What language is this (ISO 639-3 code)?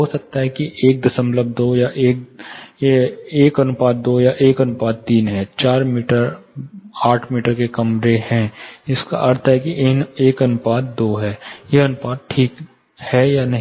hin